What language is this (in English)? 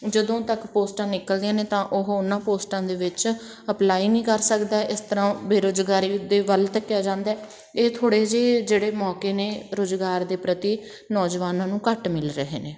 Punjabi